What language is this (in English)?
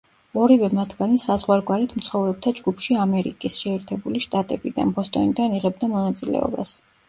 Georgian